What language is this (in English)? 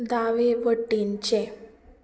Konkani